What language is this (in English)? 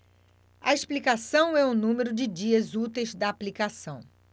Portuguese